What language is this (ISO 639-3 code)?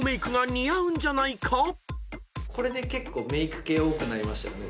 jpn